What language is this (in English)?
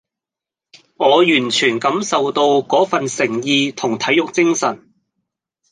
Cantonese